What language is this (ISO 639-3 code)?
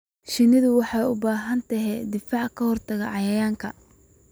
som